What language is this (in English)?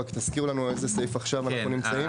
Hebrew